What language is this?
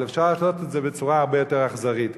Hebrew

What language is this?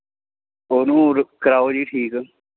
Punjabi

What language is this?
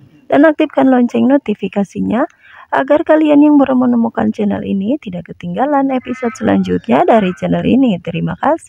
Indonesian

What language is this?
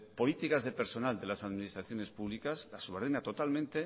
Spanish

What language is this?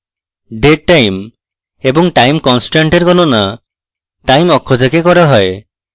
Bangla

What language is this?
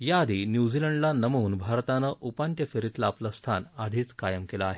Marathi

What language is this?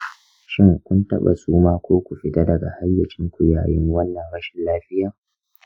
Hausa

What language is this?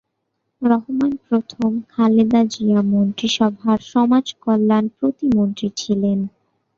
Bangla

